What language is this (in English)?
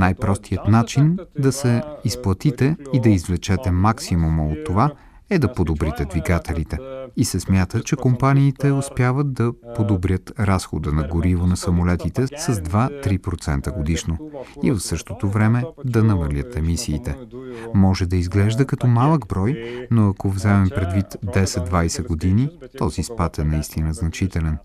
Bulgarian